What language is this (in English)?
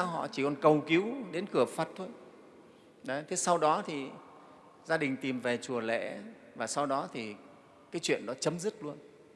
Vietnamese